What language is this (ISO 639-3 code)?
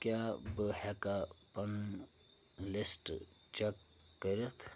kas